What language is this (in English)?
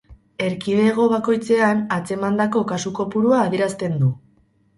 Basque